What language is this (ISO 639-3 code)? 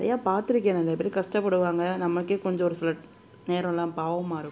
tam